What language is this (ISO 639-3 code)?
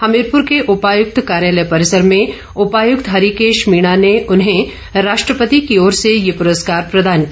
hin